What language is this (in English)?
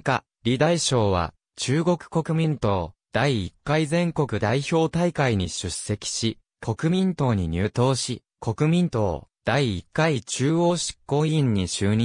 Japanese